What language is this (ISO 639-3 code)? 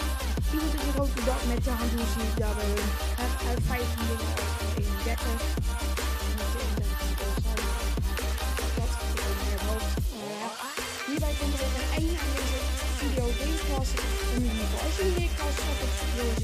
nld